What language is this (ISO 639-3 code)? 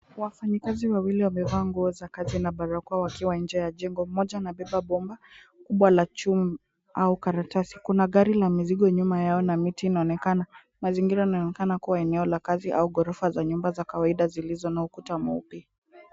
swa